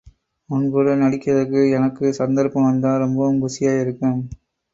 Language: Tamil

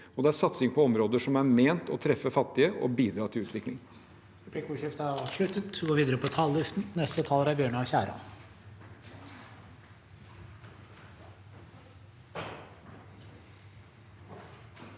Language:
Norwegian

